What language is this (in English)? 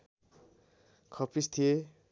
Nepali